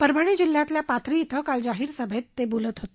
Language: Marathi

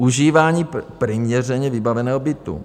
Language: Czech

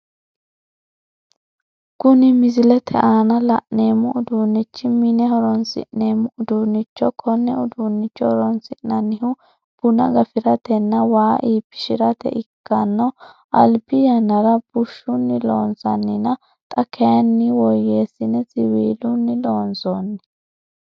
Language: Sidamo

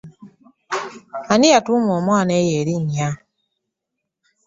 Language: Ganda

